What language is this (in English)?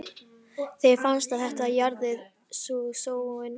Icelandic